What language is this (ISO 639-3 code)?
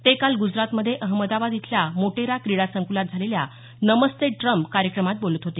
mar